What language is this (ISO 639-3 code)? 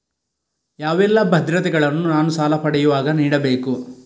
kan